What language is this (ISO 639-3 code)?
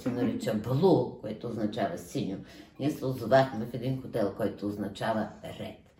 bul